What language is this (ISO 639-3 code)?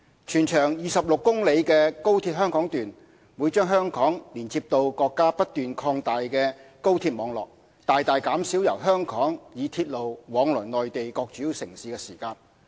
yue